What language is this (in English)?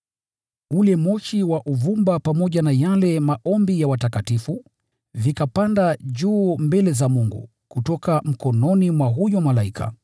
Swahili